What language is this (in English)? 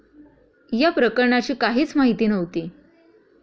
Marathi